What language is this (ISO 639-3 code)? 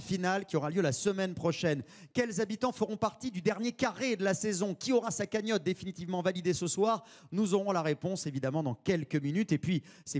fra